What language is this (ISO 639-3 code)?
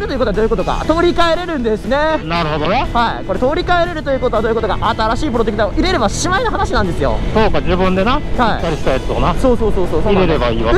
jpn